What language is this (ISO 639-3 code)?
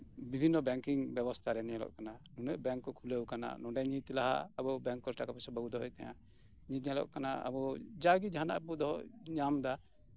sat